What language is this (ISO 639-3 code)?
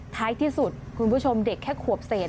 tha